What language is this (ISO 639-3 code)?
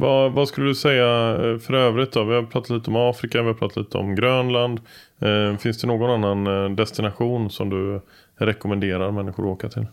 swe